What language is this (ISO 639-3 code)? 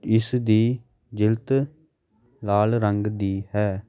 pan